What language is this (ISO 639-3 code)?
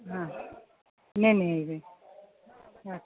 mai